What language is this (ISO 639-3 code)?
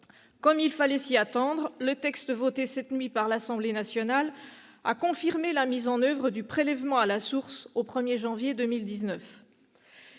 fra